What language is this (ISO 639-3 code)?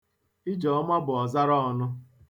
ibo